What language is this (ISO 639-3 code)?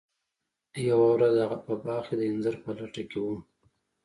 pus